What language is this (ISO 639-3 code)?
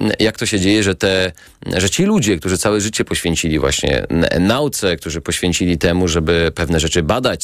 pol